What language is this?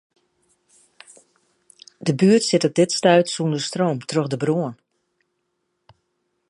Western Frisian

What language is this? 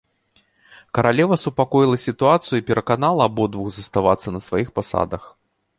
Belarusian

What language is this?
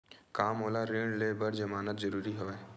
Chhattisgarhi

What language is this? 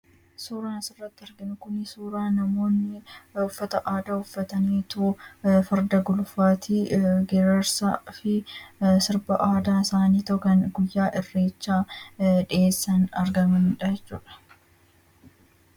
Oromo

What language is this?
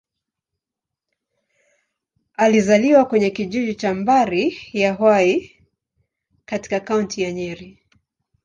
Swahili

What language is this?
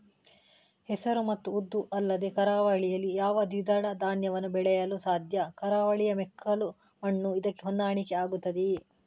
Kannada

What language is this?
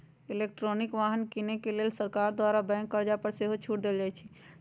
Magahi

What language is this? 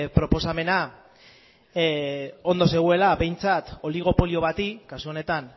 Basque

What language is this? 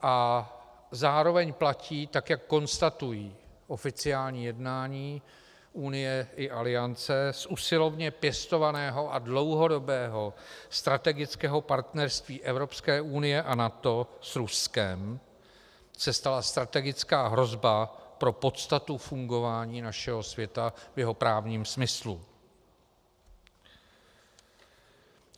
Czech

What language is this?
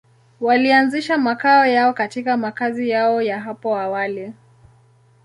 Swahili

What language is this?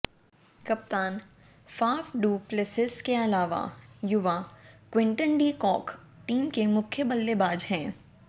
Hindi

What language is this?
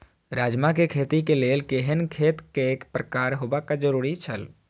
Maithili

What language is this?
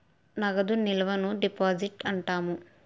Telugu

